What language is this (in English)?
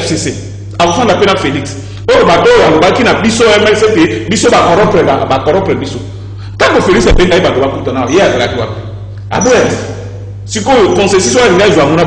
French